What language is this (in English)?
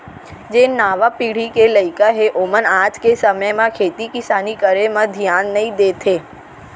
Chhattisgarhi